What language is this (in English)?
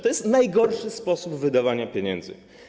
Polish